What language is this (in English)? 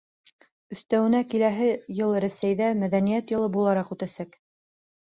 Bashkir